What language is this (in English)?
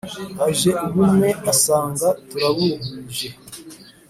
Kinyarwanda